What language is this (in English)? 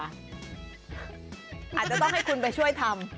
Thai